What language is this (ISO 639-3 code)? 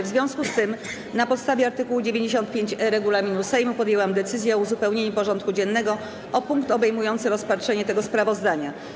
pol